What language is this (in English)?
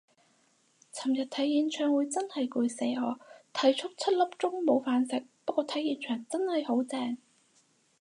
Cantonese